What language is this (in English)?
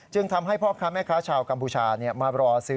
Thai